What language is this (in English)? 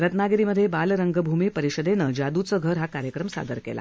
Marathi